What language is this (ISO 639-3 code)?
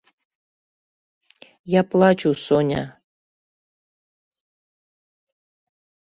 chm